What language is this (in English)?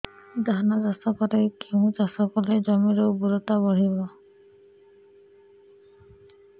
Odia